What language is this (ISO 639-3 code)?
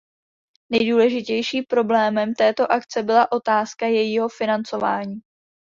ces